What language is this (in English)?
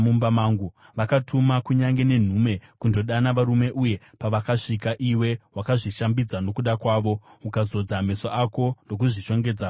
Shona